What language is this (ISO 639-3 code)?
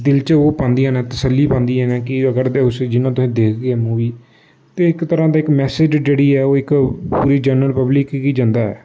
doi